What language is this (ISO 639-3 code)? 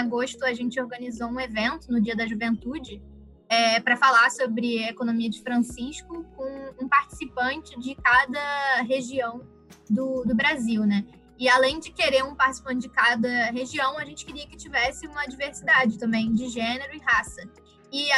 por